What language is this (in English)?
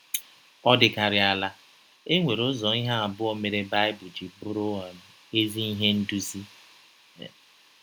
Igbo